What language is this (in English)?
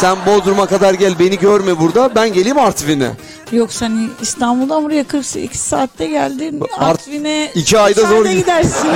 Turkish